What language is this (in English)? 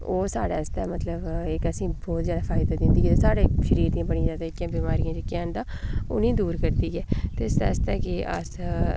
Dogri